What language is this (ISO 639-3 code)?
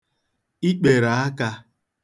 ibo